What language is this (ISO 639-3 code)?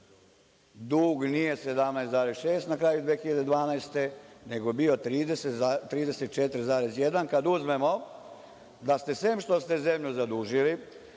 srp